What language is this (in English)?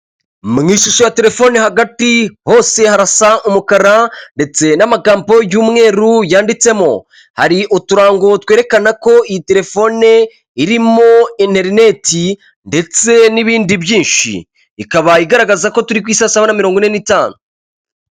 Kinyarwanda